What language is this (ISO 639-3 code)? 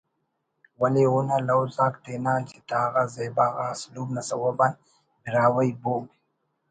brh